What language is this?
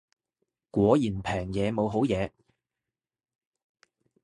Cantonese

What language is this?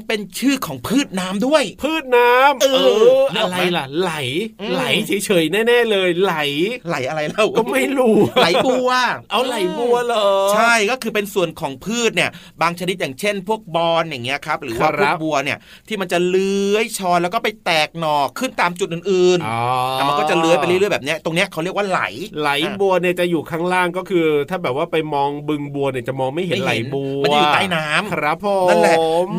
Thai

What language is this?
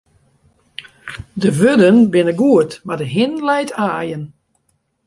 Western Frisian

